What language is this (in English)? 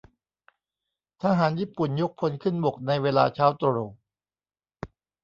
Thai